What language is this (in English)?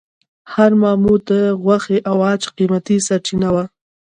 Pashto